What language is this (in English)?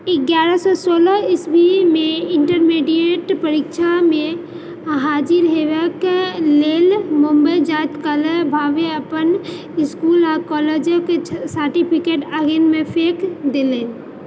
Maithili